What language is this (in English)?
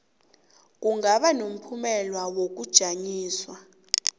South Ndebele